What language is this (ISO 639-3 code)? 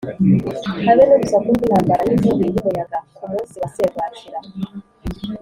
kin